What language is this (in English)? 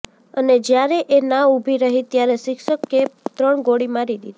Gujarati